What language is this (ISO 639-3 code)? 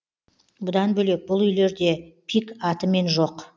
kaz